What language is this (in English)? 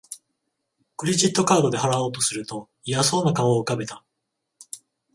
Japanese